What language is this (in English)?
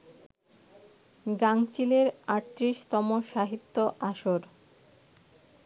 Bangla